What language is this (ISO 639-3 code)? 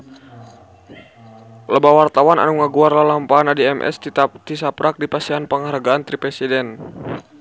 sun